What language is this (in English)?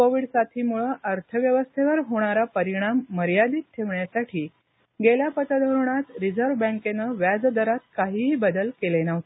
Marathi